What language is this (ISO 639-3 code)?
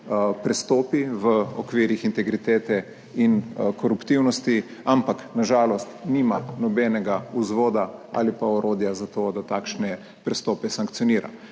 slv